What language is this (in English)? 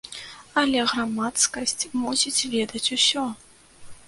Belarusian